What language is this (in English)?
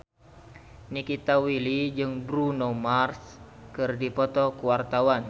Sundanese